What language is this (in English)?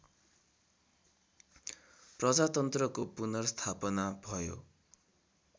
Nepali